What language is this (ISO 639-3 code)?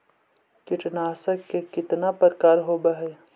mag